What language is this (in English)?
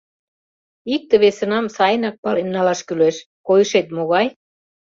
Mari